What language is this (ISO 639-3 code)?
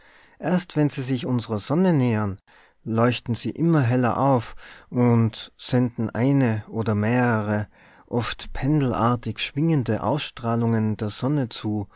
deu